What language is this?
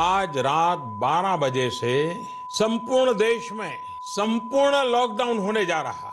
Indonesian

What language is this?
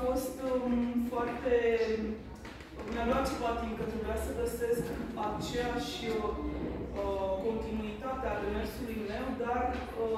Romanian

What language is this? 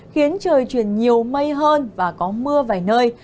Vietnamese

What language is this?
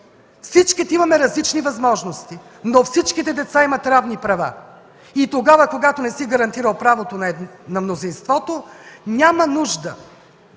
Bulgarian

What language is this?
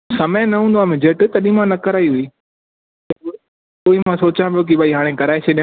Sindhi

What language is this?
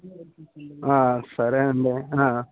Telugu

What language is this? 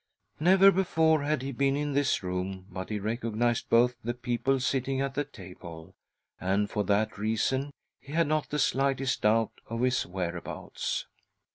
English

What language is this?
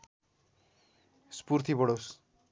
Nepali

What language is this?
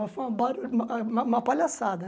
Portuguese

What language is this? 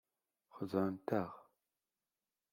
Kabyle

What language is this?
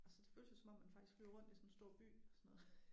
Danish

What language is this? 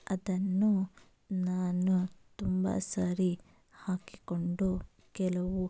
Kannada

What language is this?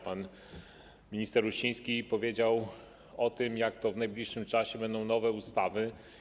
Polish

